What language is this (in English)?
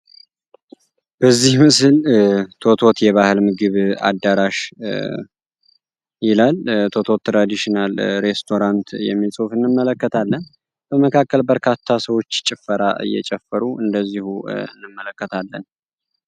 Amharic